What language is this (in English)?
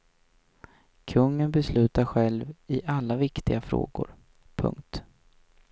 Swedish